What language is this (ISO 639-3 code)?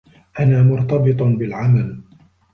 ara